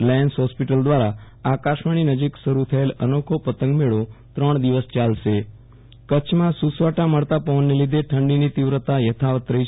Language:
Gujarati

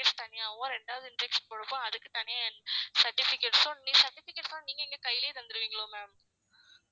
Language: Tamil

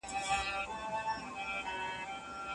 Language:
Pashto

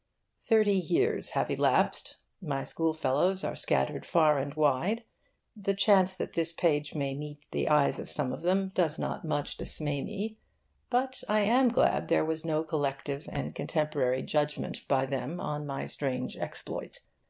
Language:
English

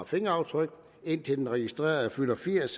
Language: Danish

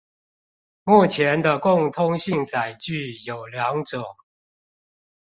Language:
Chinese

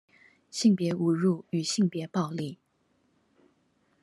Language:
Chinese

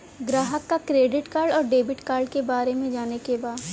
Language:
Bhojpuri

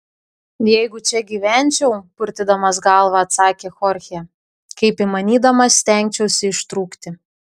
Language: Lithuanian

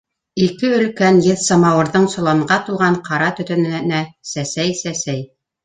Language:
Bashkir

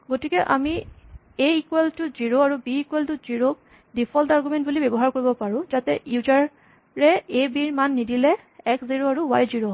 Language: Assamese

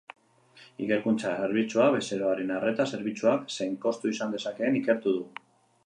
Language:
Basque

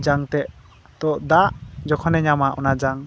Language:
Santali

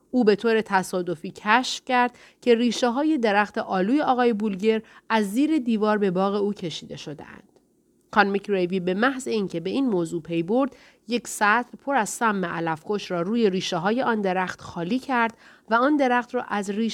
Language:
Persian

